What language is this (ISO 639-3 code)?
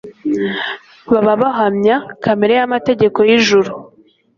kin